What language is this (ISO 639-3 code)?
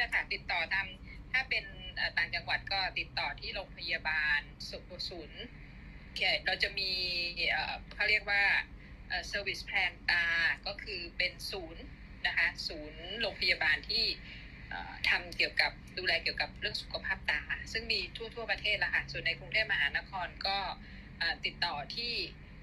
tha